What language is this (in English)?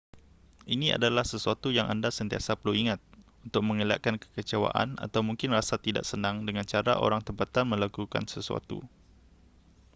Malay